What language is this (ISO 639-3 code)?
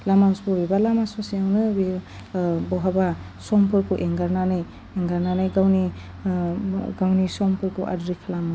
brx